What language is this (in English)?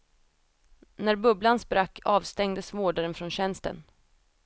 Swedish